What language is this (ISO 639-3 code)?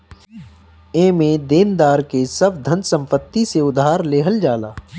bho